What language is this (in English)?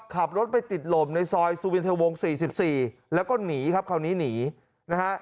Thai